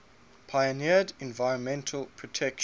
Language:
English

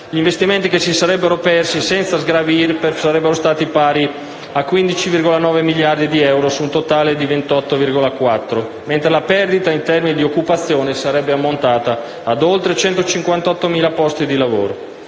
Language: Italian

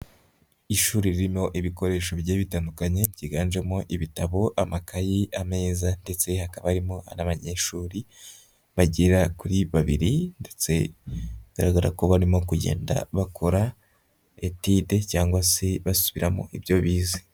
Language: Kinyarwanda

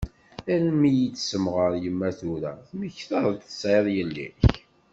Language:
Kabyle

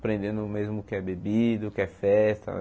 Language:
Portuguese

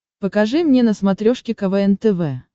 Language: Russian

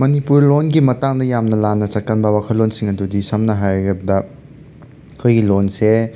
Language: Manipuri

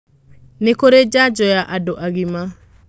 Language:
Kikuyu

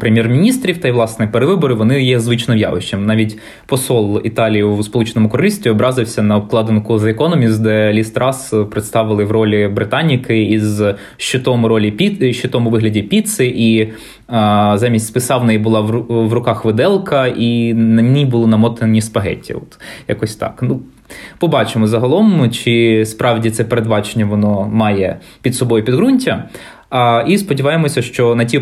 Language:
Ukrainian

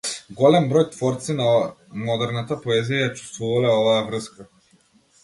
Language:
Macedonian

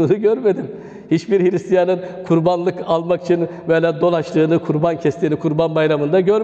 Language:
Turkish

